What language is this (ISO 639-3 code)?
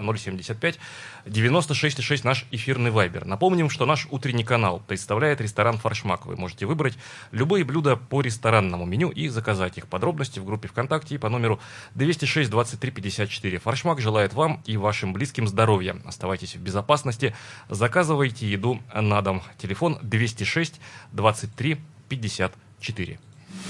rus